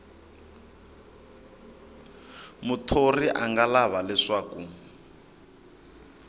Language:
Tsonga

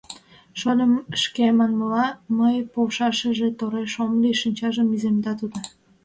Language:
Mari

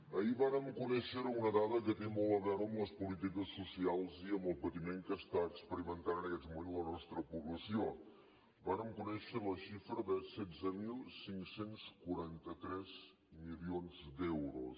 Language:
Catalan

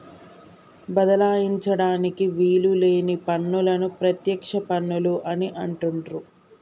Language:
Telugu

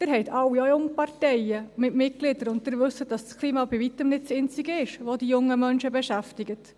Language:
Swiss German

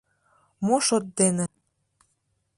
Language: Mari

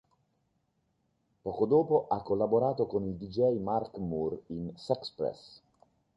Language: Italian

